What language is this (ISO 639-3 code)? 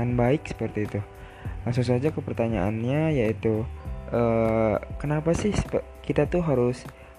ind